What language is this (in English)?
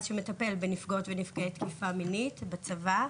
Hebrew